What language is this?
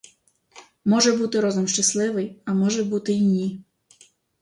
Ukrainian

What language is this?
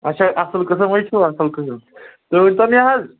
Kashmiri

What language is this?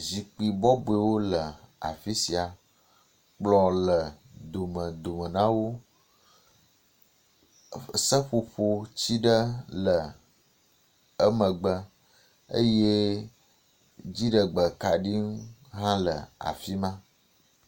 Ewe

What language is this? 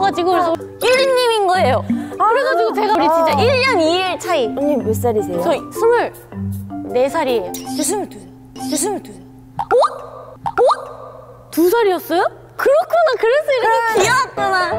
Korean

